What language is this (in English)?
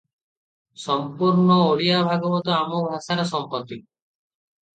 Odia